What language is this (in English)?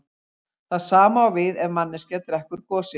Icelandic